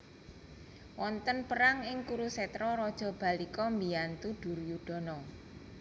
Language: Javanese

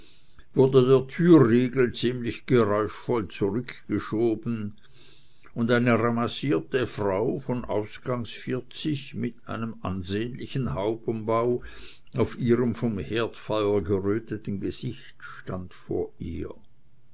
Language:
German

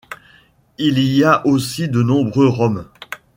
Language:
French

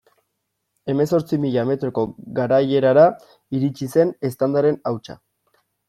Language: Basque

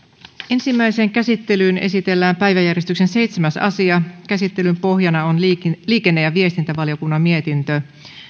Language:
Finnish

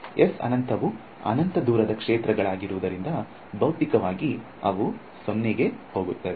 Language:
Kannada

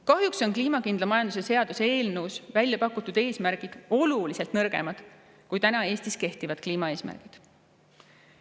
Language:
Estonian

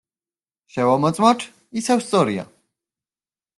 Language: Georgian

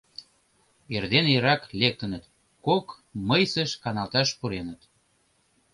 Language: Mari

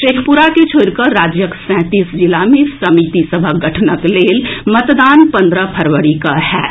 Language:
Maithili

